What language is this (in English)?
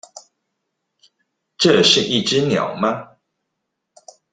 Chinese